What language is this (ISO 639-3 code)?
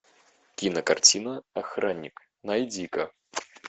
rus